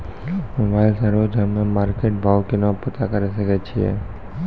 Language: Maithili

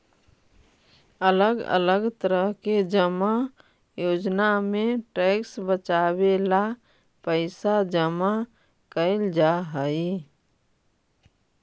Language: Magahi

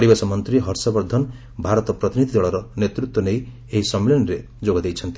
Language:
Odia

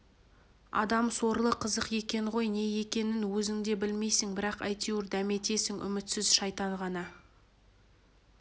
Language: Kazakh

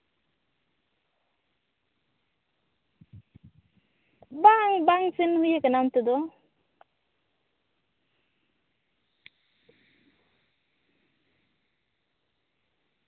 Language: Santali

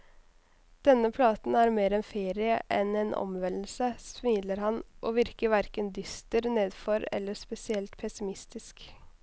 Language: Norwegian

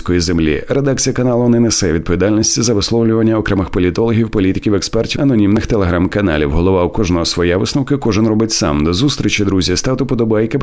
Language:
Ukrainian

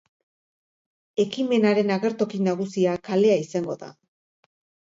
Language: Basque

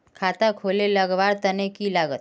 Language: Magahi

